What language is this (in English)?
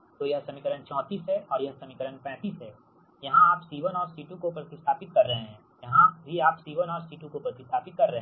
Hindi